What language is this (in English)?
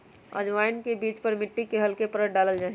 Magahi